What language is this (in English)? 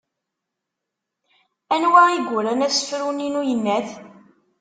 Kabyle